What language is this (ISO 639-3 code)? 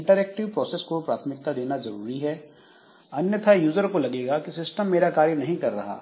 hin